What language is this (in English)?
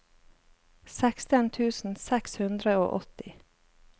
Norwegian